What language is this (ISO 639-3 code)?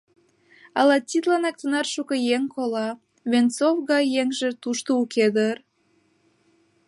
chm